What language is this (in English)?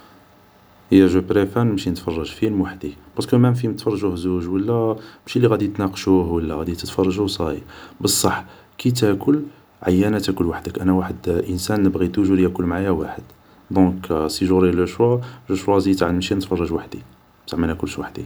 Algerian Arabic